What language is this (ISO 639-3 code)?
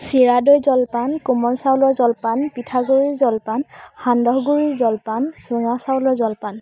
asm